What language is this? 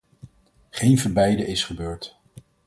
Dutch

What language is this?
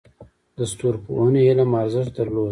Pashto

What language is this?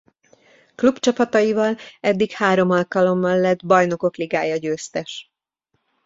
Hungarian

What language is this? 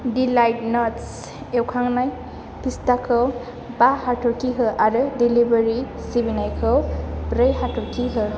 Bodo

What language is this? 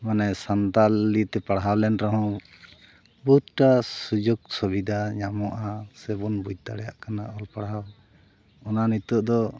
Santali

